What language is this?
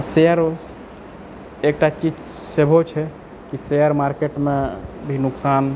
Maithili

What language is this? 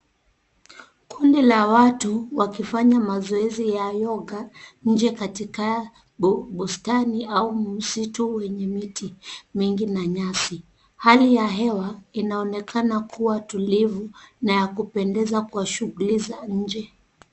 Swahili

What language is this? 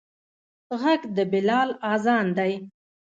Pashto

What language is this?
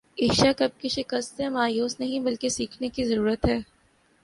Urdu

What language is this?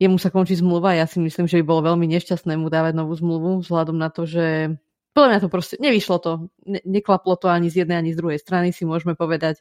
Slovak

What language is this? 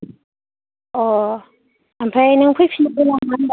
Bodo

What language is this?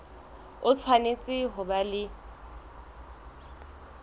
Southern Sotho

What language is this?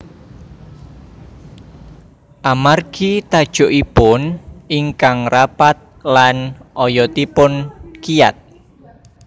Javanese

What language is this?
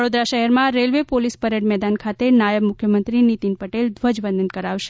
Gujarati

